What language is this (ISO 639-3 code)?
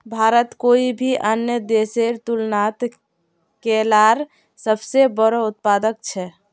mag